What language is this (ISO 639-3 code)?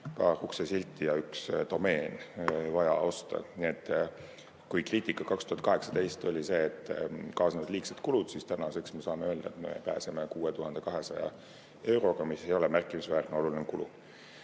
est